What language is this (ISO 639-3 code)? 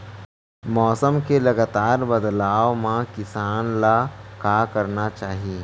hne